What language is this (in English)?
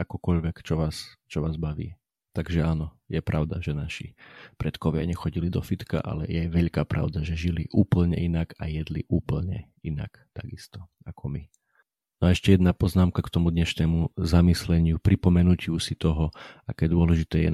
Slovak